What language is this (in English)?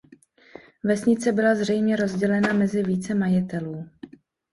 Czech